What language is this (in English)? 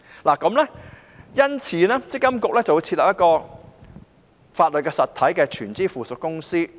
Cantonese